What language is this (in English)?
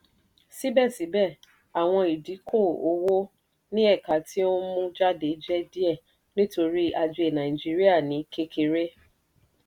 Yoruba